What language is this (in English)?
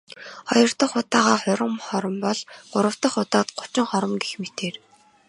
Mongolian